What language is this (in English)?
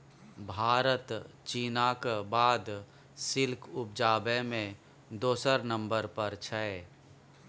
Maithili